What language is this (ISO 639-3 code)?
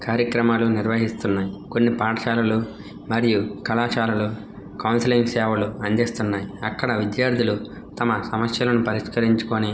tel